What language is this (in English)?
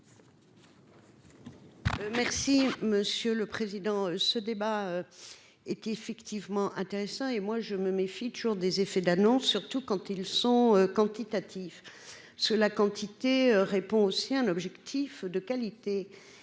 French